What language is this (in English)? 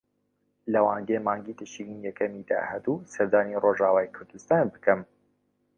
Central Kurdish